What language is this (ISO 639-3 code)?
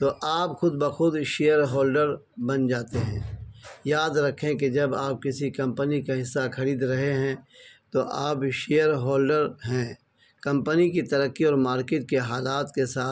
urd